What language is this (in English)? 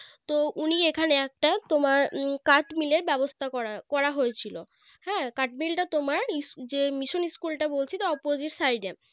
Bangla